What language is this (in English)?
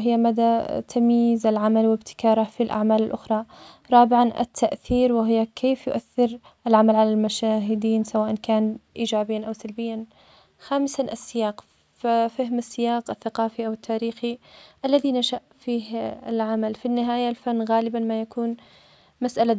Omani Arabic